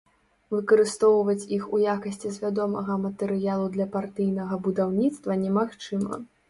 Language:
Belarusian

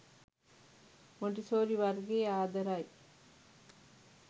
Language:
Sinhala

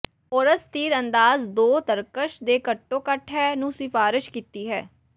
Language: Punjabi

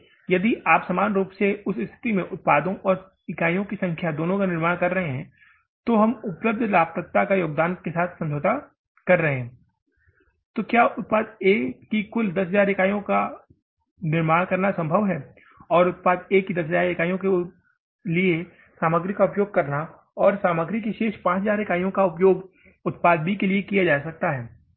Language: Hindi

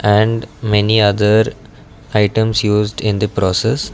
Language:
English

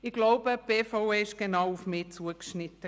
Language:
Swiss German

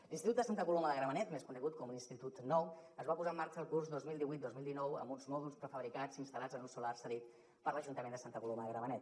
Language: Catalan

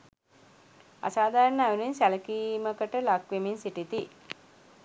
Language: Sinhala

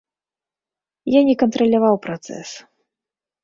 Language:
Belarusian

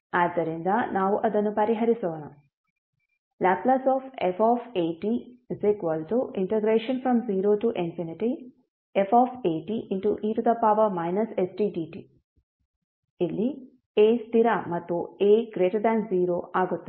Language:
Kannada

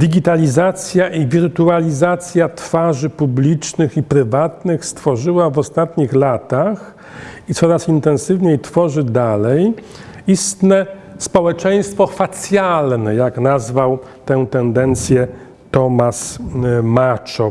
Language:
Polish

